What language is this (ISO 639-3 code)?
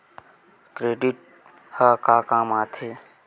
hne